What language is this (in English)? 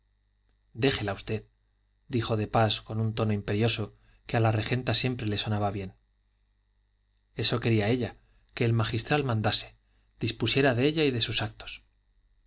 Spanish